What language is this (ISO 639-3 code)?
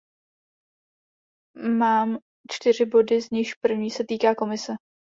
ces